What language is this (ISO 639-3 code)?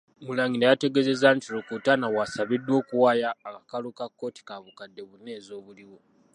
lug